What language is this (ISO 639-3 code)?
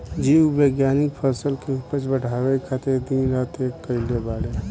bho